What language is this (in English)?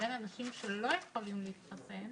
Hebrew